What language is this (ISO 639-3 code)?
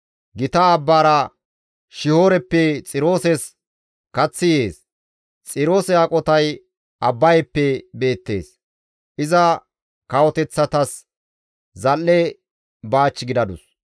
gmv